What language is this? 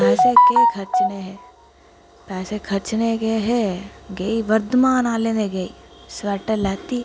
Dogri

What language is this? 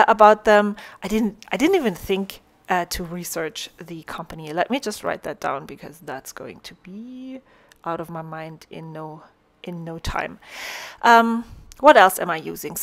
English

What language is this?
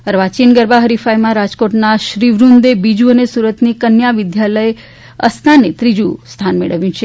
Gujarati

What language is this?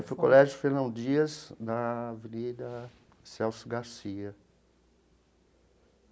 Portuguese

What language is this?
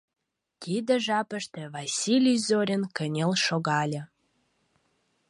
Mari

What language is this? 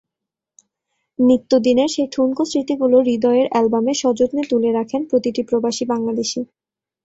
Bangla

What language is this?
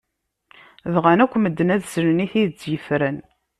Kabyle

